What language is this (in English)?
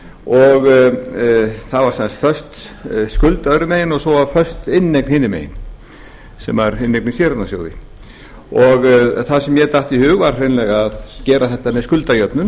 Icelandic